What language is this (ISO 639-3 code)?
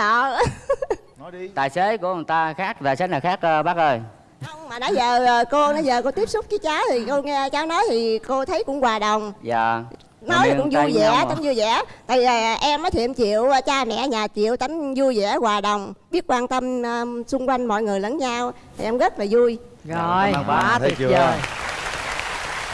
vie